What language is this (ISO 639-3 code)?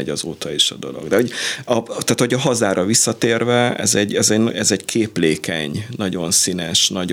hun